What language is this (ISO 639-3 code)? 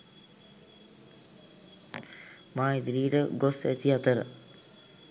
sin